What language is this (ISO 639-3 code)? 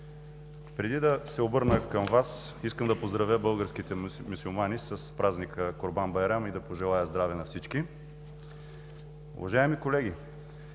bul